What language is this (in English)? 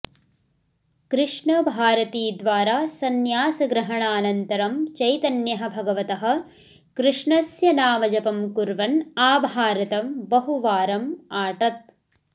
Sanskrit